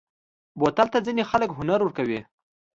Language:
Pashto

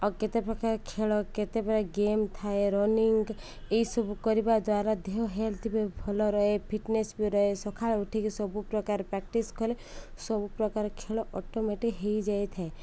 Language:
Odia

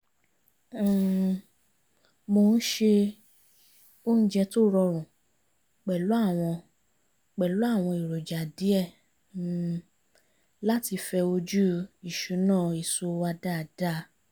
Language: Yoruba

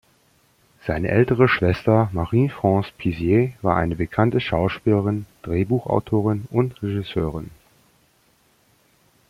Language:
German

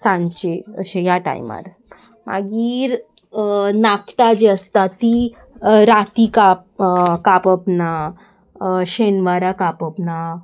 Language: Konkani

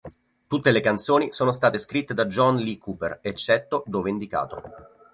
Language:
Italian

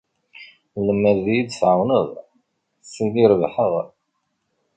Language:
Kabyle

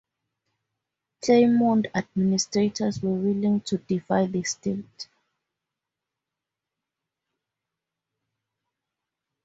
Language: English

